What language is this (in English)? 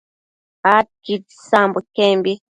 Matsés